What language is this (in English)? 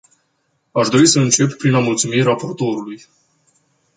Romanian